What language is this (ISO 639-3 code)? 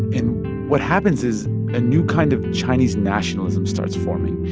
eng